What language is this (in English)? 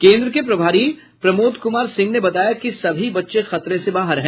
Hindi